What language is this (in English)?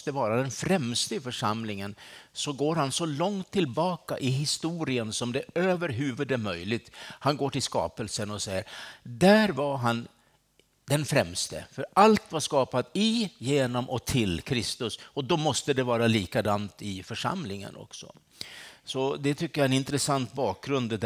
Swedish